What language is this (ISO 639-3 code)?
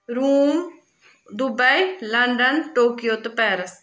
kas